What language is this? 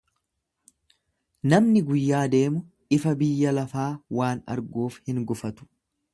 Oromo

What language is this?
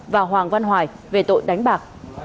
Vietnamese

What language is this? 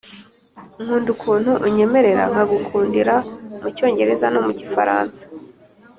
Kinyarwanda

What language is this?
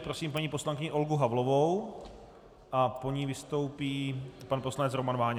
Czech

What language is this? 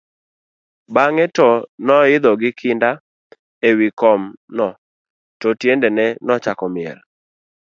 Luo (Kenya and Tanzania)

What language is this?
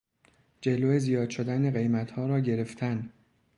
Persian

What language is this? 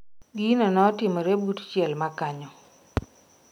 Luo (Kenya and Tanzania)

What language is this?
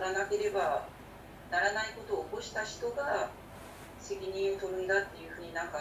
Japanese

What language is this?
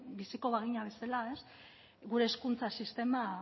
Basque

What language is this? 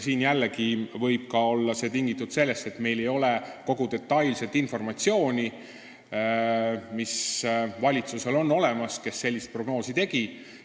Estonian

